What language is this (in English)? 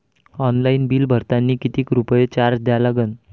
Marathi